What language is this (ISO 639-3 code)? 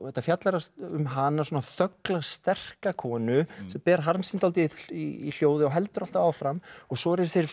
isl